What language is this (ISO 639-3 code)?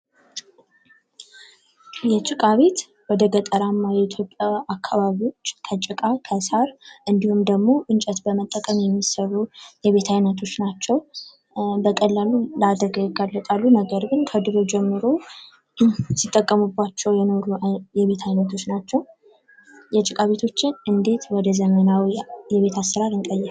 amh